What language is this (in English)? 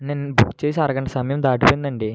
Telugu